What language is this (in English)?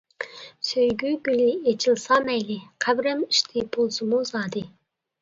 Uyghur